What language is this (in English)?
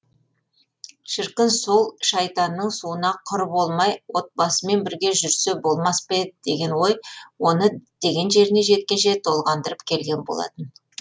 Kazakh